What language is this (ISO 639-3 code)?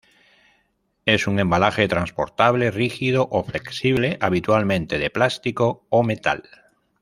spa